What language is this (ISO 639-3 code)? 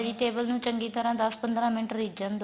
pan